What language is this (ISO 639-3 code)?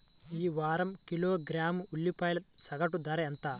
tel